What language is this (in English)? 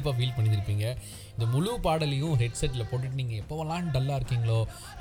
Tamil